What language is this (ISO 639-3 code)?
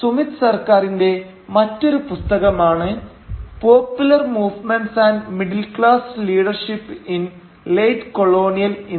mal